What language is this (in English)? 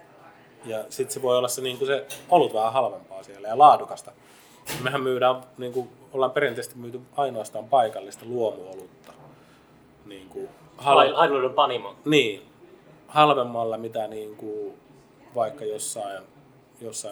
Finnish